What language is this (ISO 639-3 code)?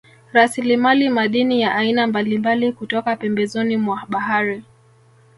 swa